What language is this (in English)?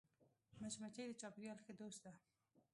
Pashto